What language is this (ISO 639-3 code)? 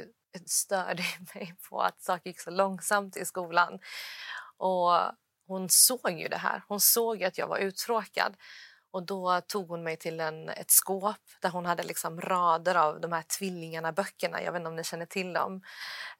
swe